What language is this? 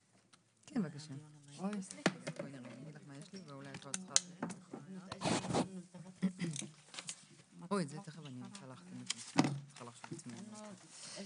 Hebrew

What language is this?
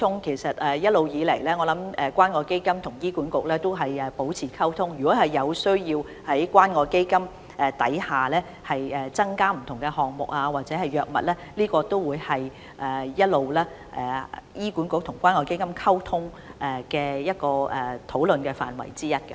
Cantonese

